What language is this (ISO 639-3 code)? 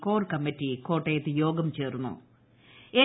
mal